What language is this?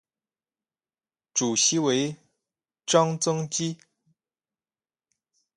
Chinese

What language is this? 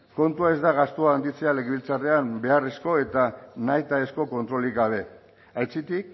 Basque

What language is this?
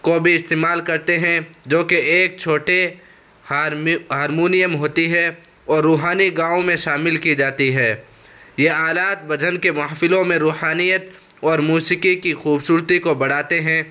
Urdu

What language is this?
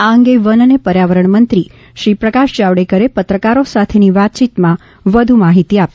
Gujarati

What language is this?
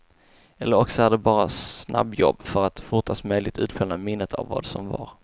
Swedish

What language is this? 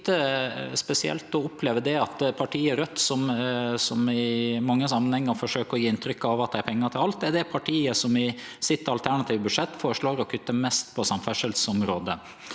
Norwegian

